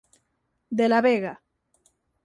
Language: Galician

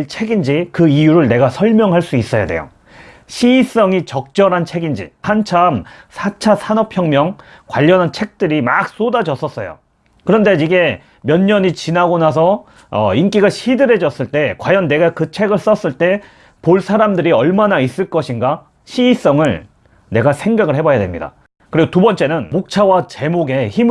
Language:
Korean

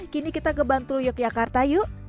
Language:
Indonesian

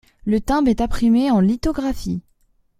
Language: French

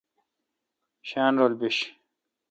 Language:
Kalkoti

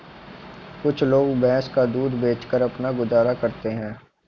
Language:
Hindi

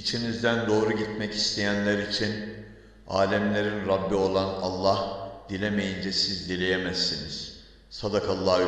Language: Turkish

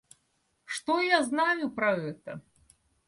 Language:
Russian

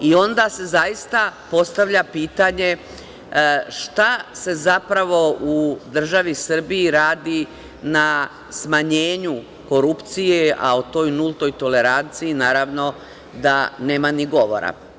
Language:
Serbian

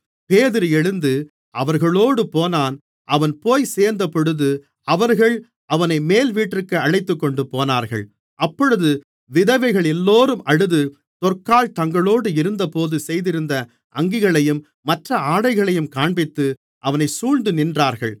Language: Tamil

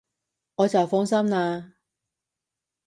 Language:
Cantonese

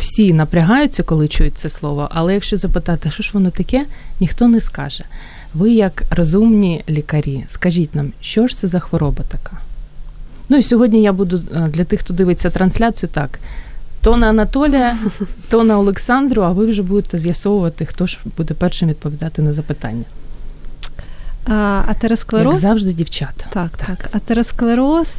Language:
Ukrainian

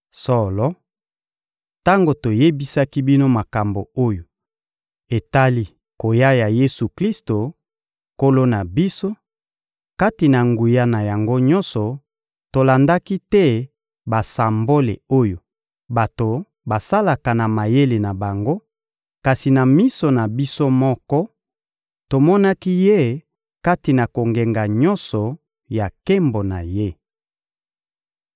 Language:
Lingala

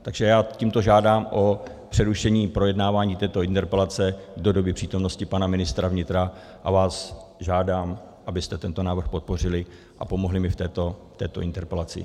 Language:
Czech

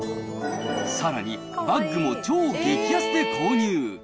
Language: Japanese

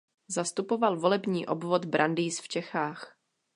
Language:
Czech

